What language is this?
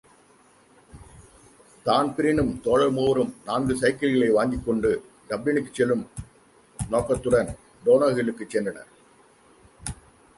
Tamil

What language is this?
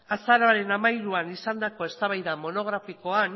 Basque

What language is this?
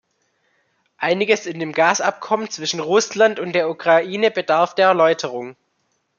German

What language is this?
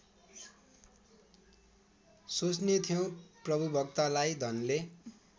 Nepali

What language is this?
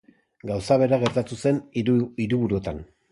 Basque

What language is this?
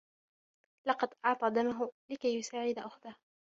Arabic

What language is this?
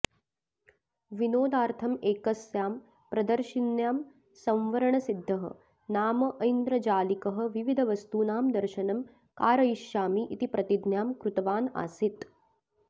Sanskrit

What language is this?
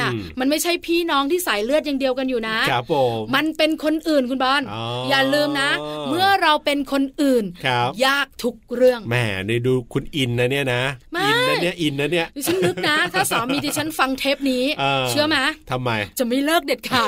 Thai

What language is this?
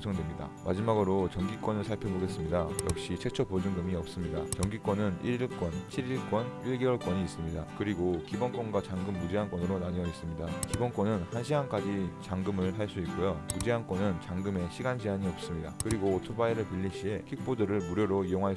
Korean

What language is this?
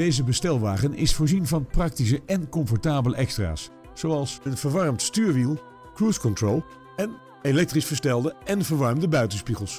Dutch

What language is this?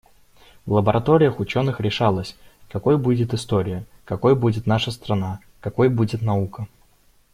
Russian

